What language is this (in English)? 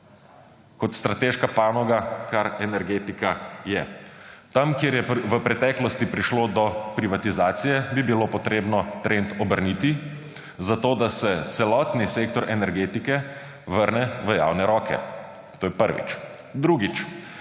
Slovenian